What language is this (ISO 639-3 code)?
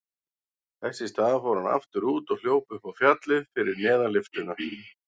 isl